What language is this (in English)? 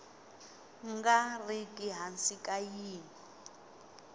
Tsonga